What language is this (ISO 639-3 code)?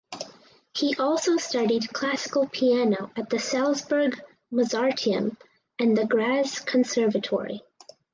eng